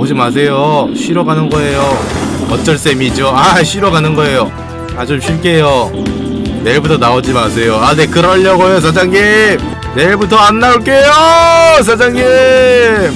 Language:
Korean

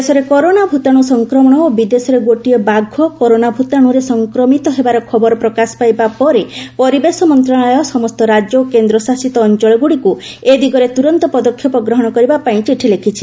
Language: Odia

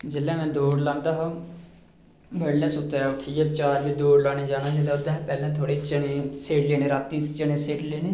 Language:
Dogri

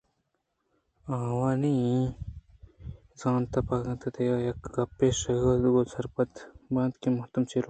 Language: Eastern Balochi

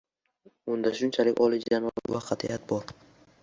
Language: Uzbek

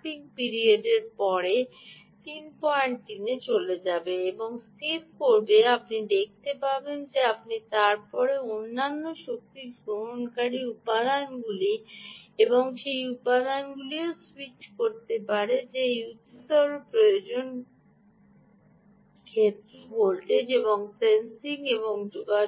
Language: Bangla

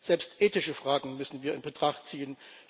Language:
German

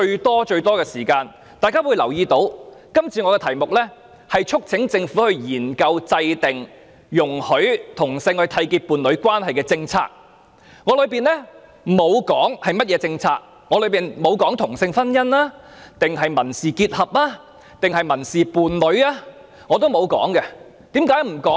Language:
Cantonese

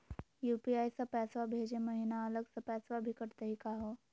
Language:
Magahi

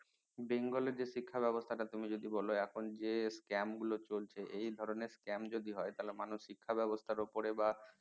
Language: Bangla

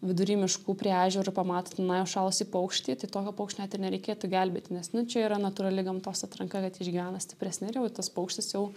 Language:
Lithuanian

